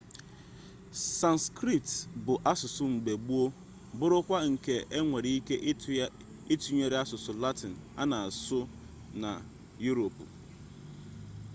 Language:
Igbo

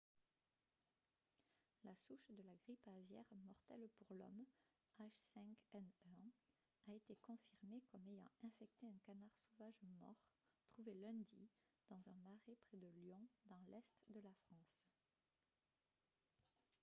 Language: French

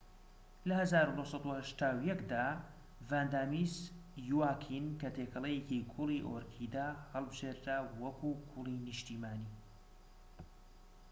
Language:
Central Kurdish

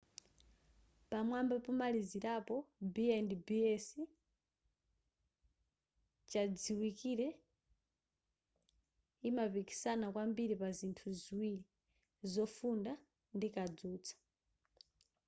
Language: Nyanja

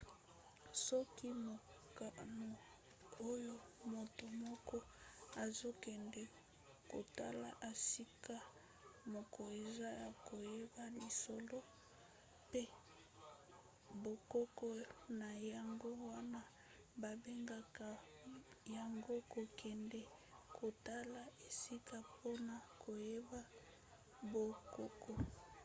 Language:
Lingala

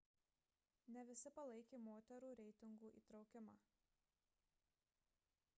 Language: Lithuanian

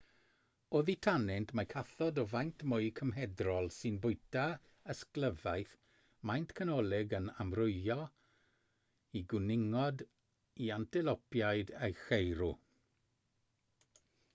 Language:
Welsh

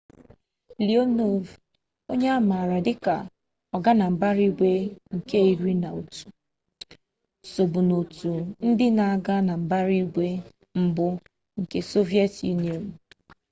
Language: Igbo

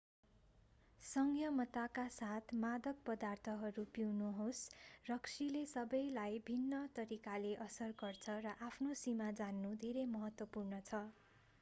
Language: Nepali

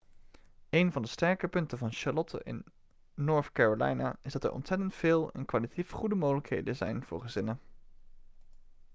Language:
Dutch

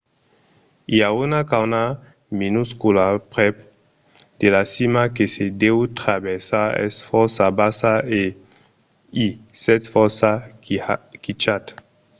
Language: Occitan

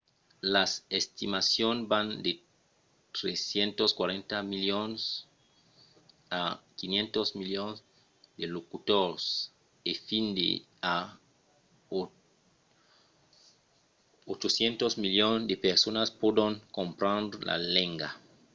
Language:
Occitan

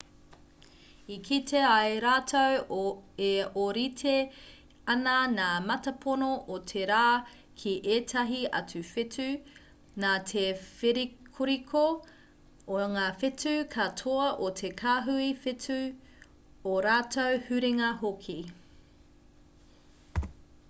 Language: Māori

